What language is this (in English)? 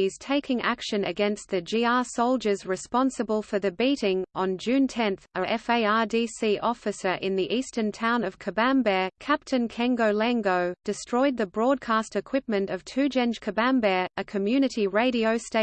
English